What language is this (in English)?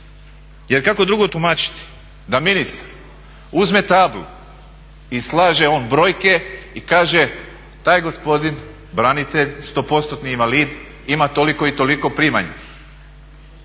Croatian